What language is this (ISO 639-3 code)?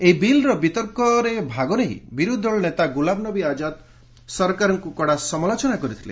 ori